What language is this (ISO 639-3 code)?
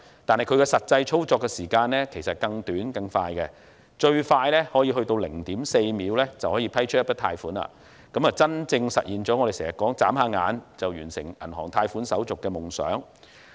yue